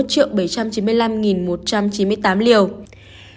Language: Vietnamese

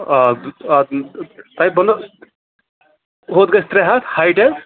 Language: Kashmiri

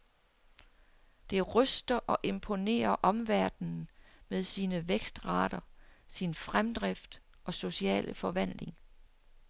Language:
Danish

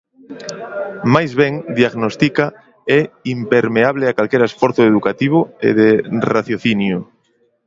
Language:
Galician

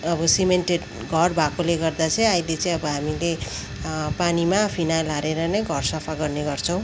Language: Nepali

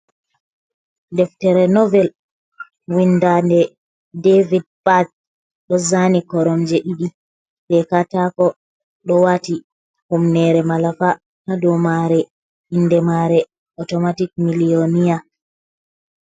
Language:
Fula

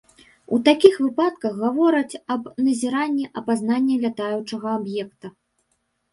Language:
Belarusian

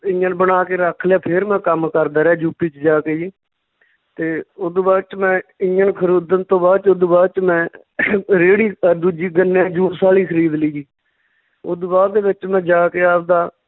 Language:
Punjabi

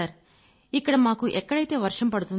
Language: Telugu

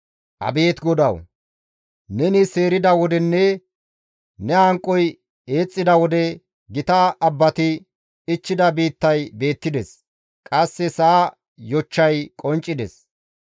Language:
Gamo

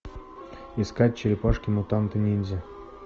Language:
Russian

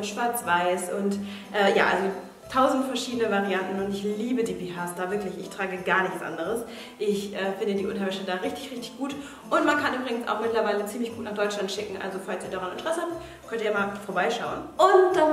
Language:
German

